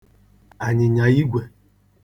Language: Igbo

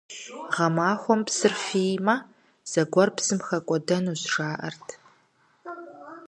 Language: Kabardian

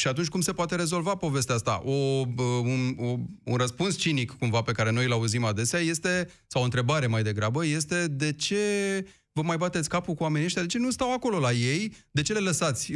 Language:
Romanian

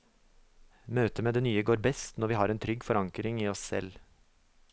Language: Norwegian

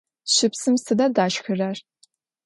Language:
Adyghe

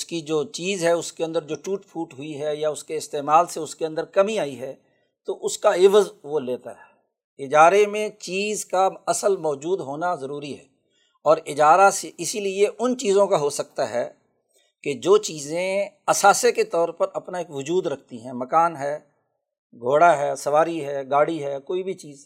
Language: Urdu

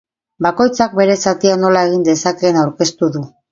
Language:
Basque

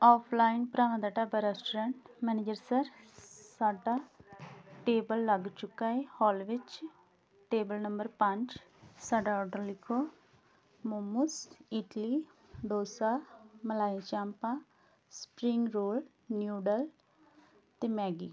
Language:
Punjabi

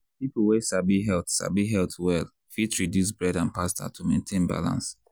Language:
Nigerian Pidgin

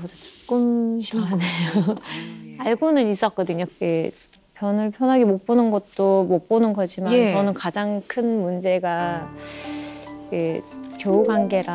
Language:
Korean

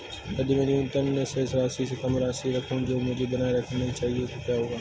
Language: Hindi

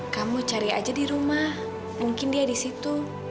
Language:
Indonesian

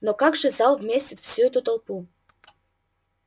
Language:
Russian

